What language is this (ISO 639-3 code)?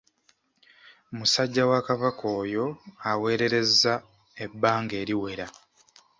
lug